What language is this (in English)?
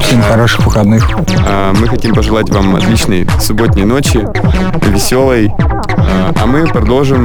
Russian